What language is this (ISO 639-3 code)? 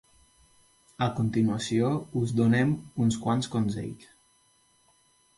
cat